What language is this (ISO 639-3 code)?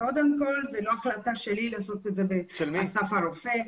heb